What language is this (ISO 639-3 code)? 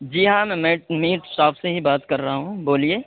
urd